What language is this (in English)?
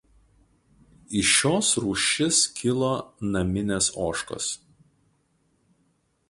Lithuanian